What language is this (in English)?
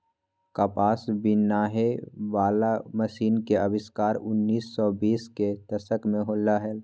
Magahi